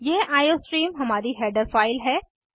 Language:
Hindi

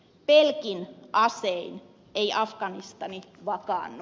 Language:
Finnish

